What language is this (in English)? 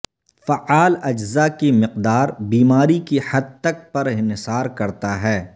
Urdu